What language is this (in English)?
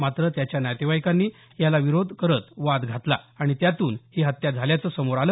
Marathi